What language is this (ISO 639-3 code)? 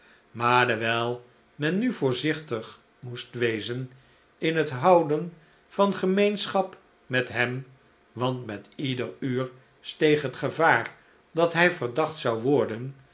nld